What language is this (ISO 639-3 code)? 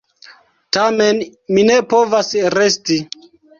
epo